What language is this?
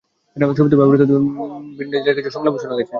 Bangla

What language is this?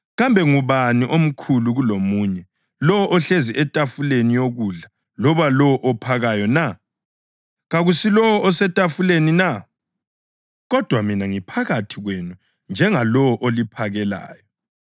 North Ndebele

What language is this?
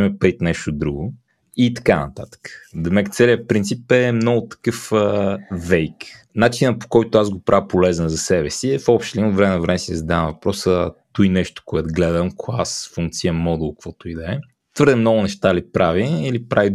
Bulgarian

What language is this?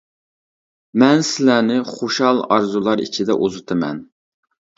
Uyghur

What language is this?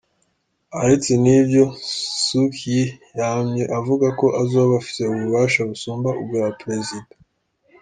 Kinyarwanda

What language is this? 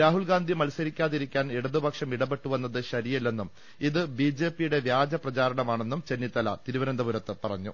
Malayalam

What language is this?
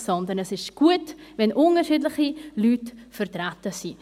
Swiss German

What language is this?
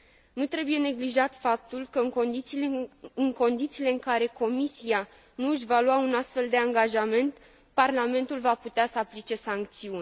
Romanian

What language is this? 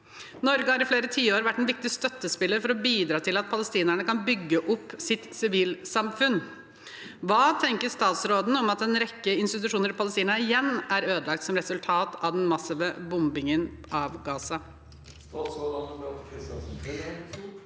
Norwegian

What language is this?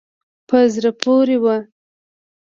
Pashto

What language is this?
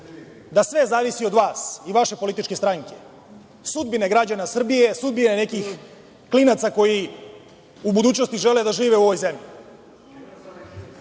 Serbian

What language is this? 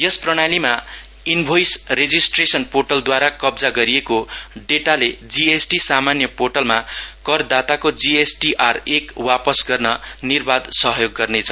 Nepali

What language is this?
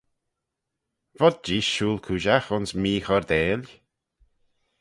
Manx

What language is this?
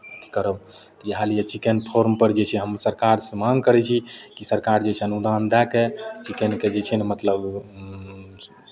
Maithili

